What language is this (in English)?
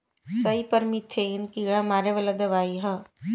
Bhojpuri